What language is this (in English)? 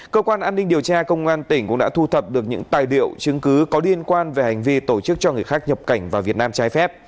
Vietnamese